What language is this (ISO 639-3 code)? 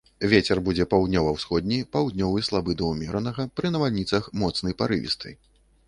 bel